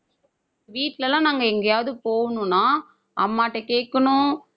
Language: Tamil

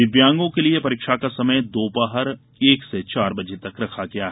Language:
Hindi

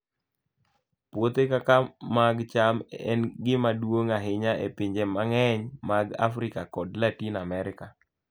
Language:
Luo (Kenya and Tanzania)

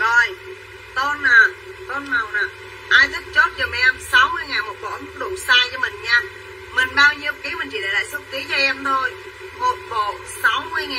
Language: Vietnamese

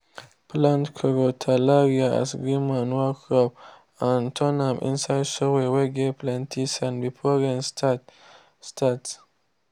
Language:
Nigerian Pidgin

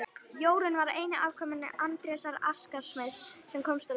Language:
Icelandic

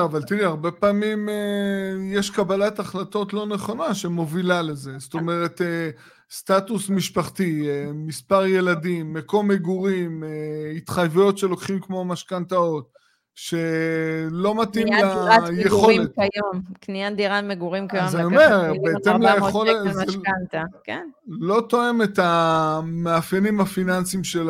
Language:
Hebrew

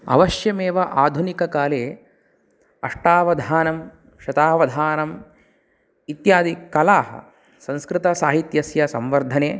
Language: Sanskrit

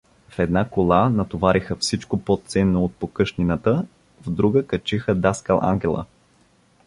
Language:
Bulgarian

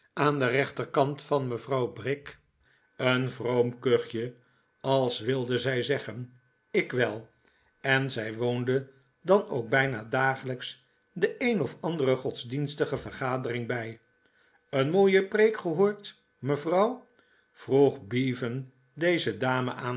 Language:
Dutch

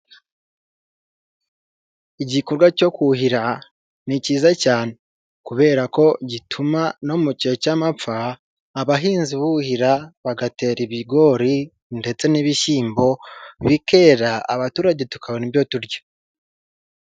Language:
Kinyarwanda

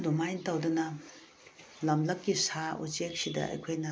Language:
Manipuri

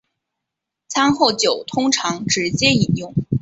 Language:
Chinese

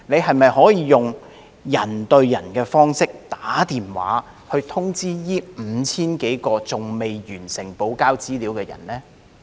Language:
Cantonese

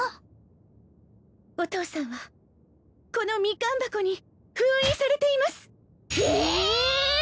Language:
Japanese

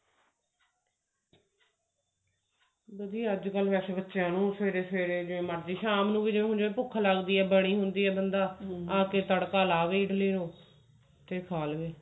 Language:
Punjabi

